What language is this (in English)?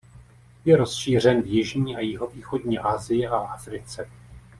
Czech